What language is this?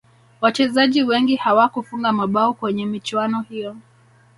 Swahili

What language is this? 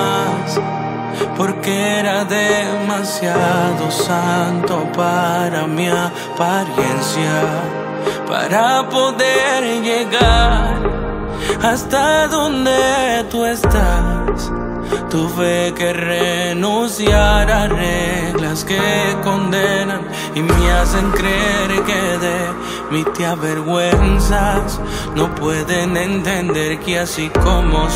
Spanish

